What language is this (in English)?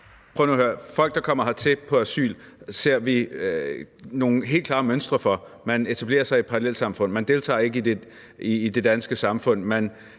Danish